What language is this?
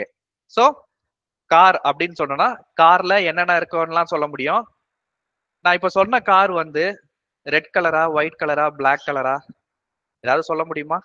Tamil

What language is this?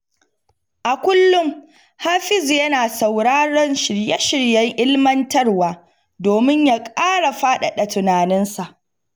Hausa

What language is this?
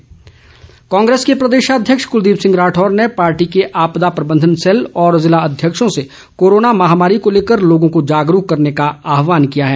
Hindi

